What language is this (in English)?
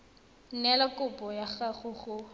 Tswana